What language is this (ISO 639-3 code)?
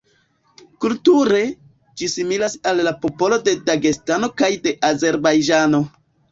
epo